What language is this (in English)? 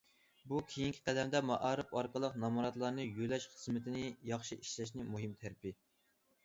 Uyghur